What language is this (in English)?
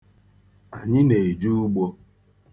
Igbo